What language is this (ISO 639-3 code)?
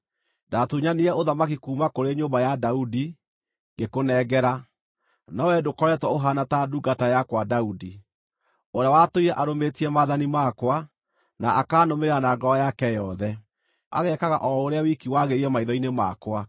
kik